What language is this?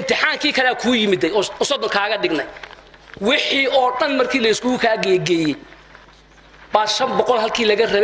Arabic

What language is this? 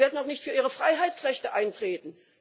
German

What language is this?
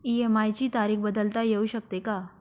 Marathi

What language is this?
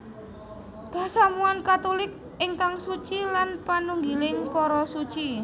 Javanese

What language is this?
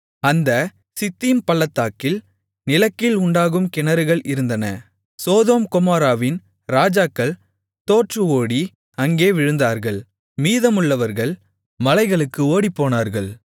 Tamil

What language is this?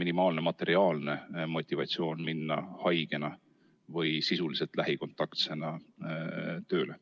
Estonian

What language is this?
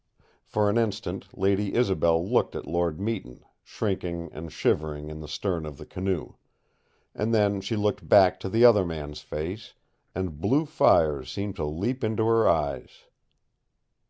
English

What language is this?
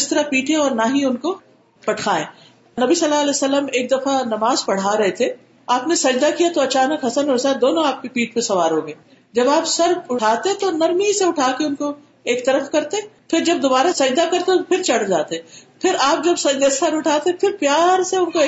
Urdu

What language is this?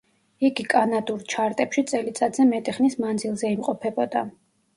Georgian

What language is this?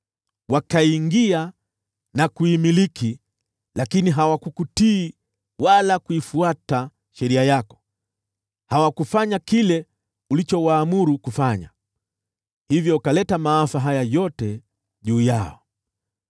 Swahili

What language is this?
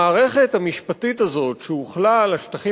Hebrew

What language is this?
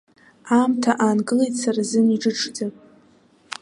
Abkhazian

